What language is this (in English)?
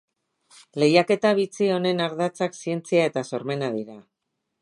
Basque